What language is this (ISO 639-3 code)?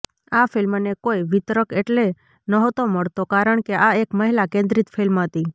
guj